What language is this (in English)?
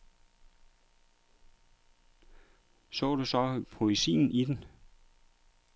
Danish